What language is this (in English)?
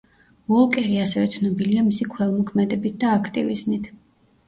Georgian